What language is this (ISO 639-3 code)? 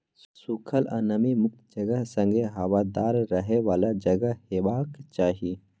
mai